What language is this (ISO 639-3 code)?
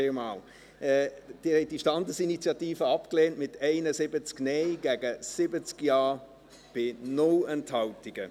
gsw